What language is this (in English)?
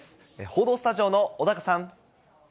Japanese